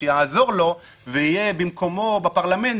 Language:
Hebrew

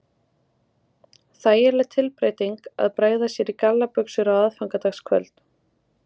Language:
Icelandic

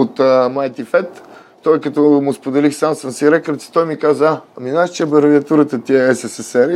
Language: Bulgarian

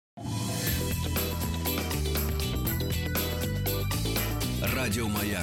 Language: Russian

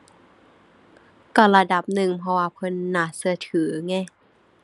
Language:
Thai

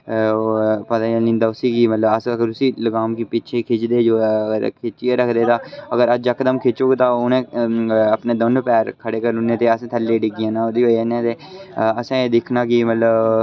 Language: Dogri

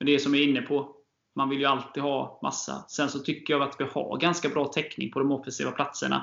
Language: Swedish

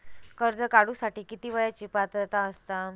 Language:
Marathi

